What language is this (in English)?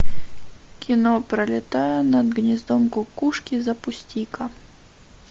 Russian